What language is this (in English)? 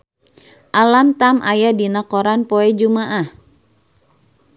Sundanese